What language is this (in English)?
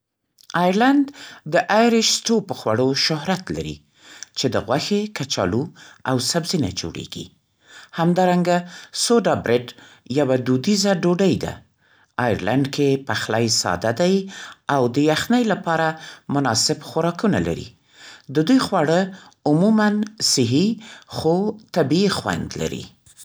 Central Pashto